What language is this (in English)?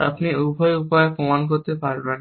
Bangla